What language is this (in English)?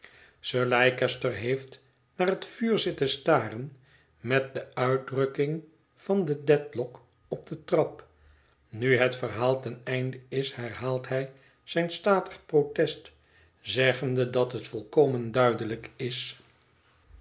Dutch